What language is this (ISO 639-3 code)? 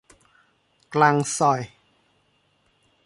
tha